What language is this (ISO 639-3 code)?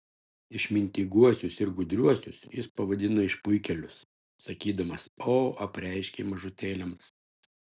lit